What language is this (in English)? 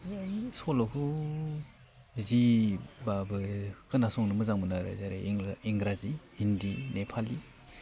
Bodo